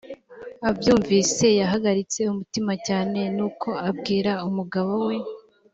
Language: Kinyarwanda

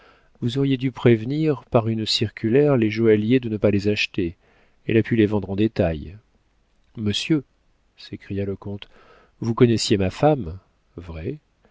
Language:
French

